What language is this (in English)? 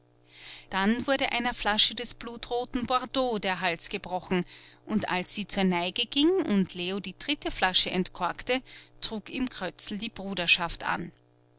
German